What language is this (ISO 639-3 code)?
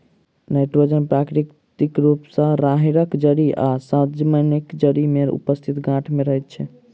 mai